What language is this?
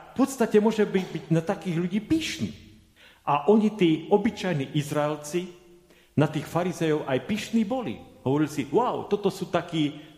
Slovak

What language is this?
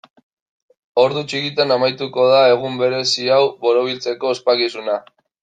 Basque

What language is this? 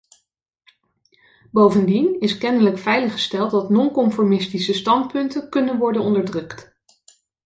Dutch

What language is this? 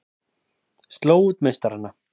Icelandic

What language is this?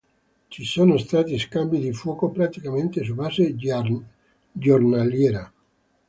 Italian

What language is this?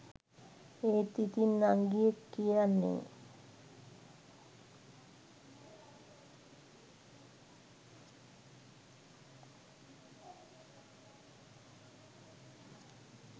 Sinhala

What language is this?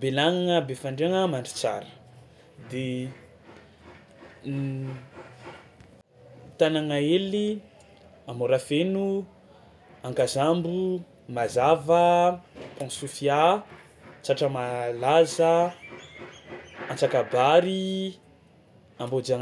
Tsimihety Malagasy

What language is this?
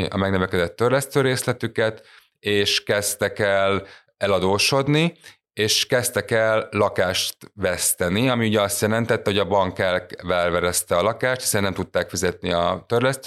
Hungarian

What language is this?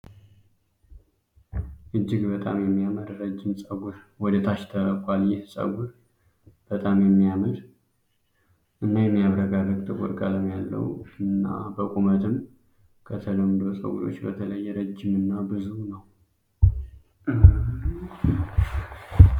Amharic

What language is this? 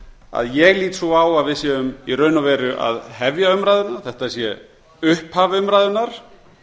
Icelandic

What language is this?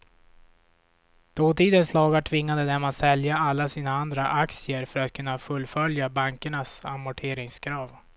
Swedish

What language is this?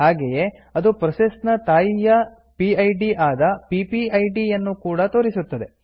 Kannada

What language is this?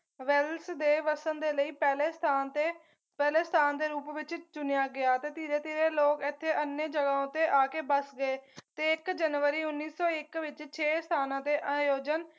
Punjabi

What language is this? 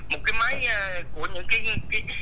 Vietnamese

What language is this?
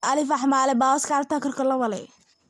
Somali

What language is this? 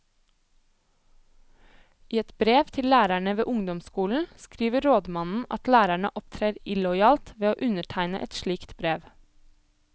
Norwegian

